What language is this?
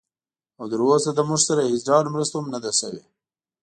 Pashto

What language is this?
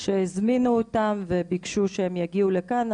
Hebrew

